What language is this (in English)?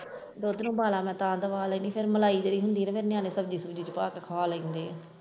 Punjabi